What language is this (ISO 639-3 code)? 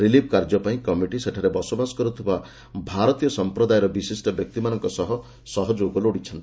ori